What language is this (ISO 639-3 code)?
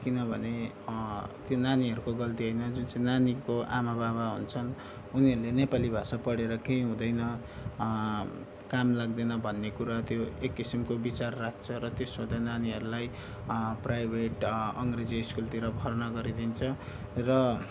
nep